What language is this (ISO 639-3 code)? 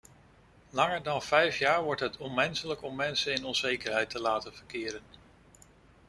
nld